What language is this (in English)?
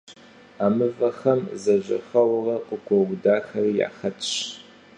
Kabardian